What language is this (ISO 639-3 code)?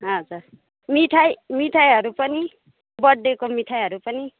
nep